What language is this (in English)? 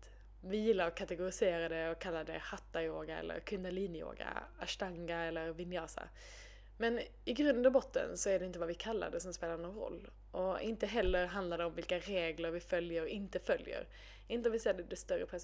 Swedish